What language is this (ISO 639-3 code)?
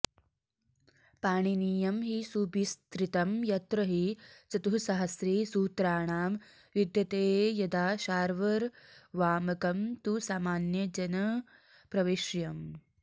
san